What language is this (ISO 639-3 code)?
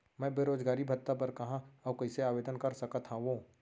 hne